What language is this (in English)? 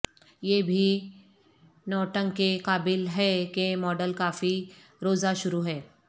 Urdu